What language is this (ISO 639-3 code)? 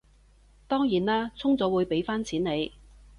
yue